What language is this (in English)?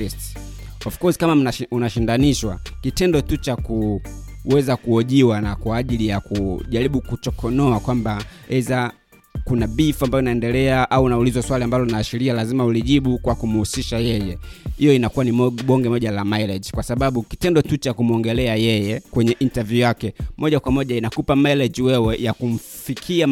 Swahili